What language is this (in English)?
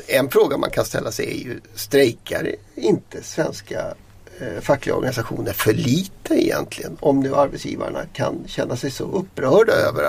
Swedish